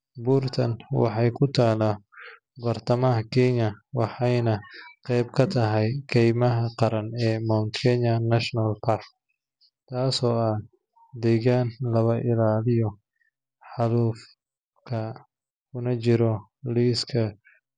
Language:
Somali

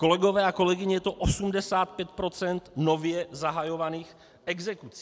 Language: Czech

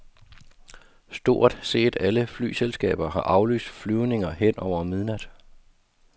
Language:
Danish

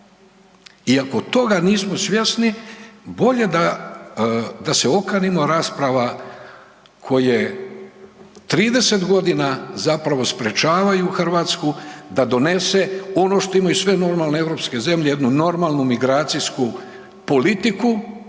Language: Croatian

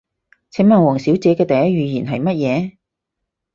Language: Cantonese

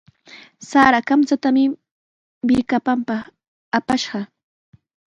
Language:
Sihuas Ancash Quechua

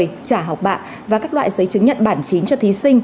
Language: Vietnamese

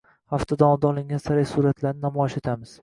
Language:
Uzbek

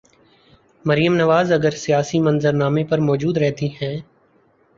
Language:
Urdu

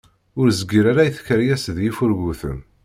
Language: Kabyle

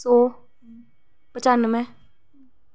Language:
Dogri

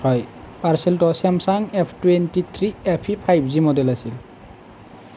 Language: Assamese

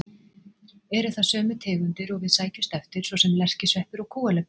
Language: Icelandic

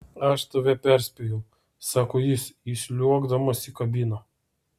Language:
Lithuanian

